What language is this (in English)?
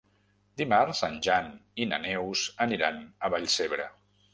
Catalan